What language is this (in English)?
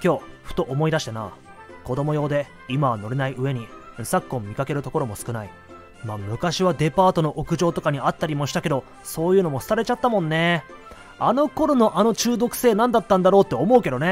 Japanese